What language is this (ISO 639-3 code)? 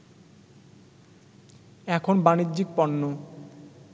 ben